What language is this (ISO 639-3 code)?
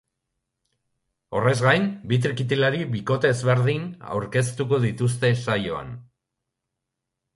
eus